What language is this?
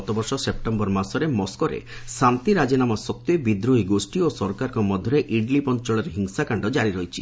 Odia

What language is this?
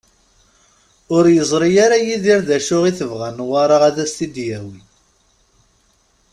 Kabyle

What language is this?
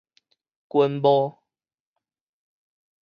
Min Nan Chinese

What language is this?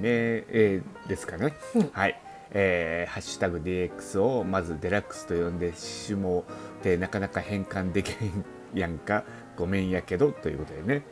Japanese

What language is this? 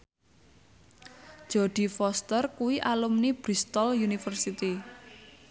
Javanese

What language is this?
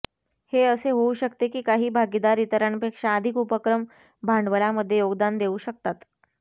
Marathi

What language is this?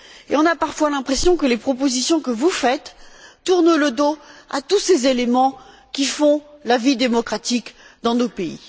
French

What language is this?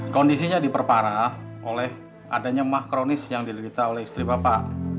Indonesian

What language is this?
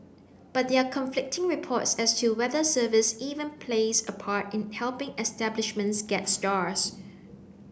English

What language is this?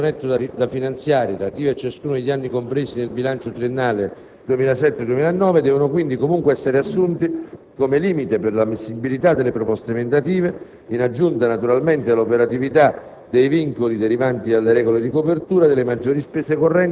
Italian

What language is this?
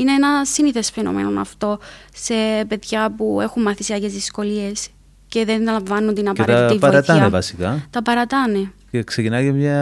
Greek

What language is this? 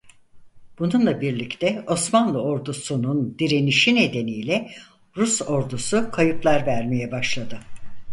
Turkish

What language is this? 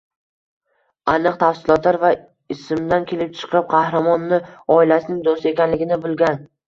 Uzbek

